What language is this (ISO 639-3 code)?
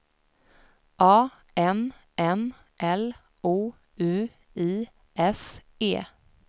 swe